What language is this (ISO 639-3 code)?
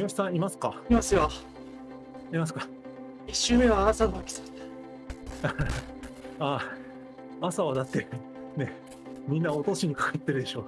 jpn